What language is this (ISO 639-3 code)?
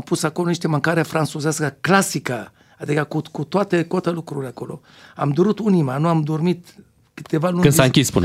ron